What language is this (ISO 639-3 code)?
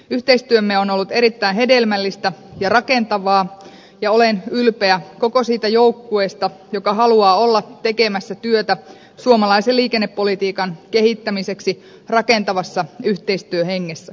fin